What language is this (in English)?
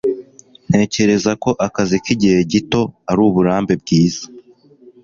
Kinyarwanda